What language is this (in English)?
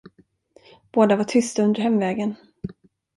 Swedish